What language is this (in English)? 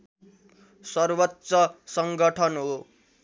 Nepali